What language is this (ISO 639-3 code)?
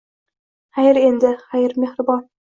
uzb